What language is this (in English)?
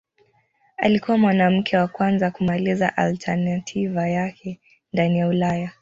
Swahili